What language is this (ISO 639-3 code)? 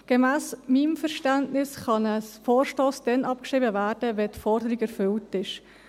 gsw